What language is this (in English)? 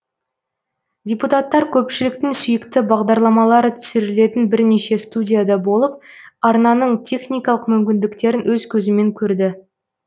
Kazakh